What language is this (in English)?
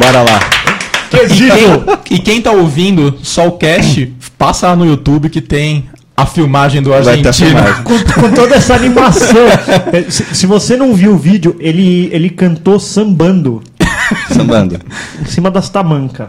Portuguese